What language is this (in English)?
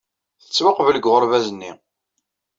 Kabyle